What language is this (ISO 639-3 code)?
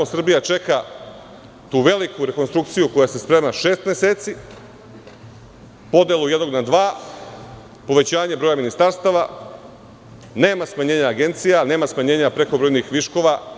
srp